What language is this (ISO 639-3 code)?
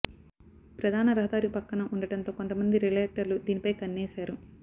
tel